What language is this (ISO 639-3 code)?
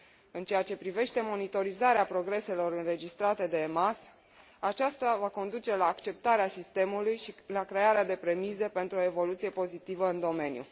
ron